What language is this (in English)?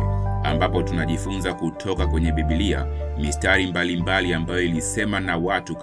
Swahili